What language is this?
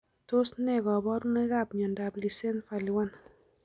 Kalenjin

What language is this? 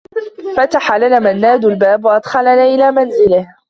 Arabic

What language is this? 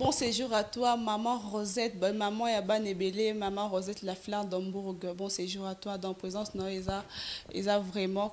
French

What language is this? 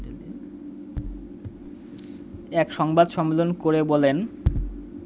Bangla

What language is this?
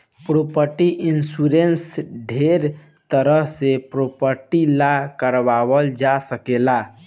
Bhojpuri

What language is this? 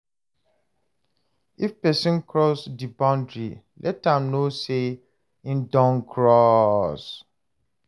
Nigerian Pidgin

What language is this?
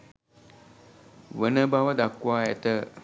Sinhala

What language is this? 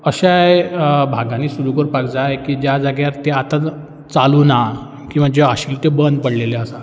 Konkani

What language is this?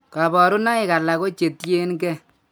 Kalenjin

